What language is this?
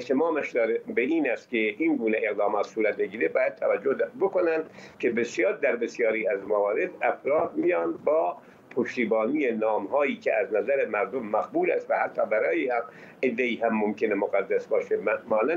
Persian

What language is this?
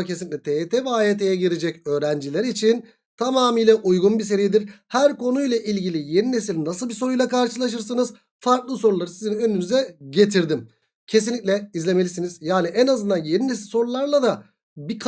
Turkish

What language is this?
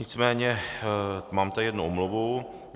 Czech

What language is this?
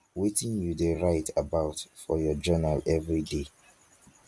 Nigerian Pidgin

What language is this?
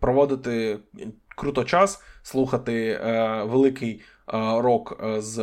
Ukrainian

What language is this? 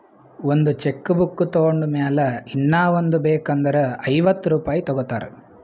Kannada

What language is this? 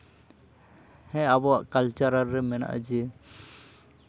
Santali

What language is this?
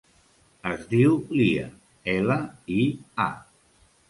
Catalan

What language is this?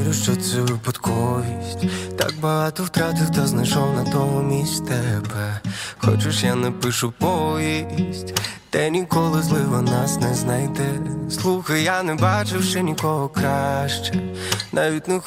Ukrainian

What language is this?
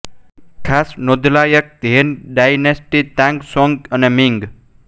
Gujarati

